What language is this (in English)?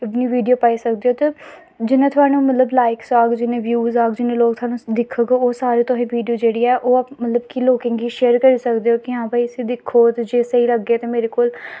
Dogri